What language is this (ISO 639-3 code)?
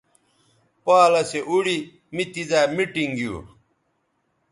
btv